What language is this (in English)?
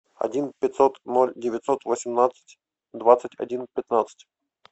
Russian